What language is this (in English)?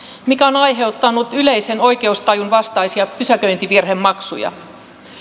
Finnish